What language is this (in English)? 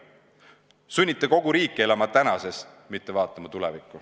Estonian